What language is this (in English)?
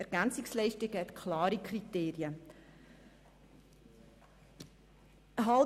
Swiss German